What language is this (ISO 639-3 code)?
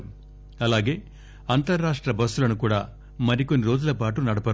tel